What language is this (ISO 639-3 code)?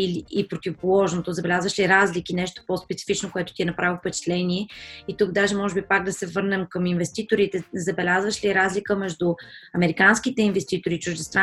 bul